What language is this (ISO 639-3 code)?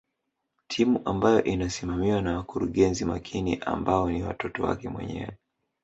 swa